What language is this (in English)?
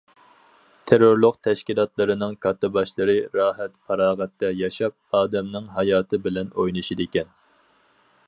Uyghur